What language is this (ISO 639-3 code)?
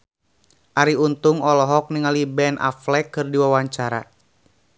sun